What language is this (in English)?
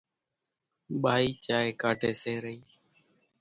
Kachi Koli